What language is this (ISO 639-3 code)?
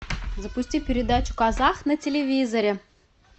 rus